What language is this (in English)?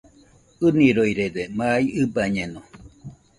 Nüpode Huitoto